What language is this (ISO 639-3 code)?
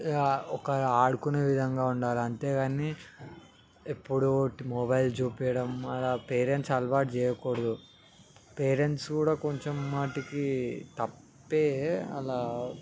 tel